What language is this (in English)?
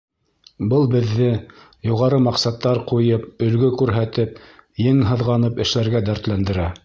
Bashkir